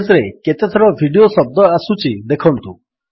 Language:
Odia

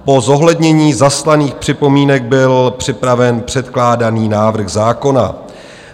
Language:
Czech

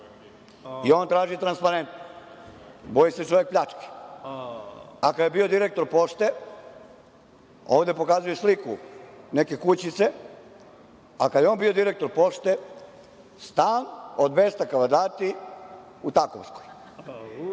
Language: Serbian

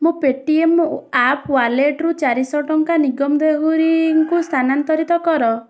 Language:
Odia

